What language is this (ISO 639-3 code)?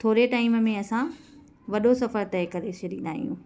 snd